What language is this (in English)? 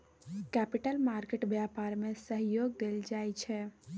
Maithili